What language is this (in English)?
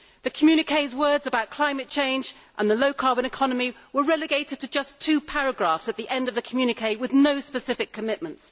English